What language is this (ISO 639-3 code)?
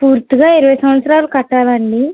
tel